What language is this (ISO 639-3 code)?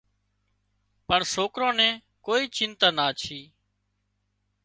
kxp